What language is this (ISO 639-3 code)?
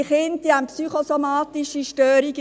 gsw